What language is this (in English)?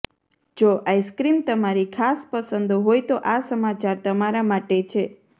Gujarati